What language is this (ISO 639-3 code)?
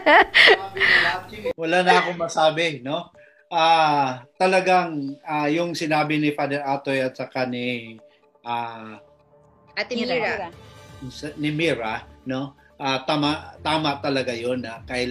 fil